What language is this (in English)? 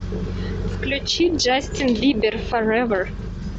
Russian